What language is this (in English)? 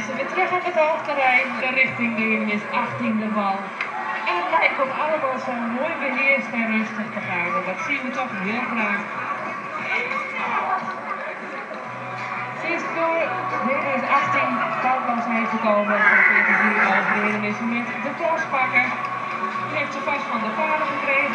Dutch